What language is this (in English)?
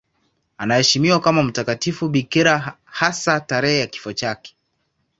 Swahili